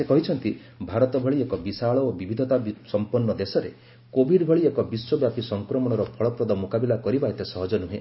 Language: Odia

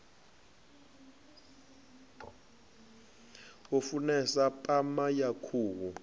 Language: Venda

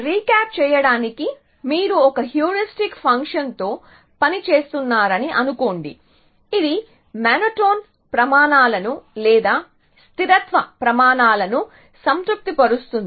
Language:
Telugu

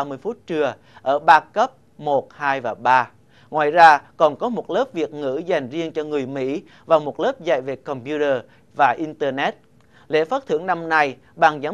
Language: Vietnamese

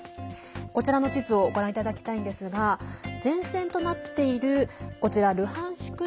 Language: Japanese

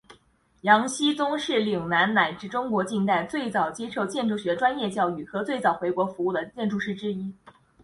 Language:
Chinese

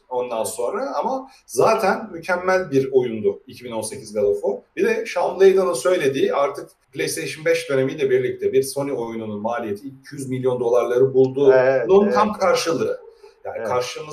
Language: Turkish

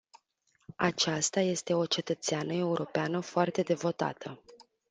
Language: Romanian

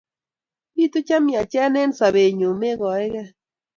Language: Kalenjin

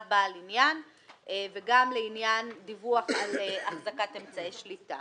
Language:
Hebrew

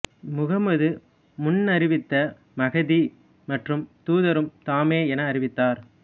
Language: Tamil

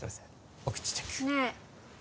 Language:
Japanese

